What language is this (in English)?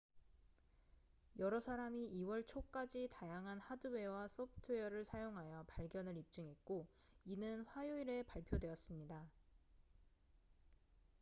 Korean